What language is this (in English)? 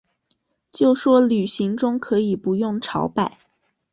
Chinese